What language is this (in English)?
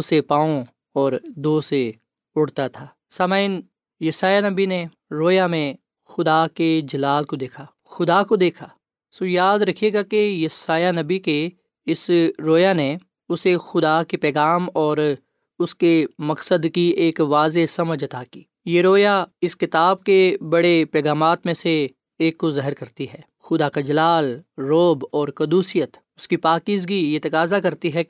Urdu